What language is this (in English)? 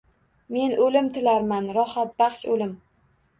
Uzbek